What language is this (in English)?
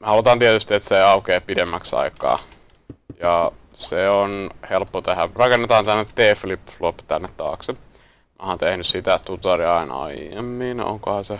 Finnish